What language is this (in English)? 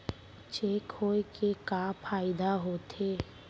Chhattisgarhi